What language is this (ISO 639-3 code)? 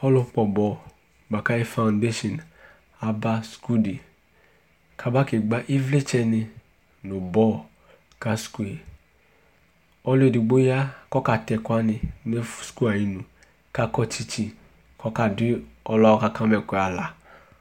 kpo